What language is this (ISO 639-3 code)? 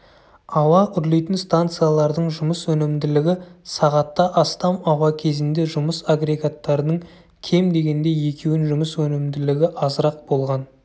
kaz